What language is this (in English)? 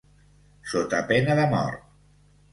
Catalan